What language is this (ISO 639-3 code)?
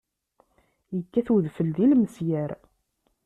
kab